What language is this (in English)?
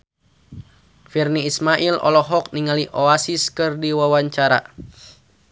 Sundanese